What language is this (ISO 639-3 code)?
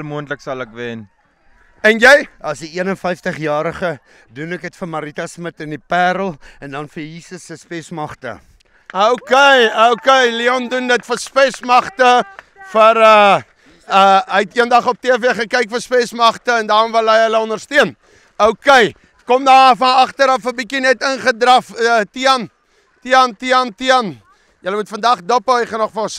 nld